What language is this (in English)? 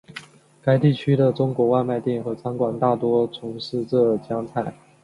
Chinese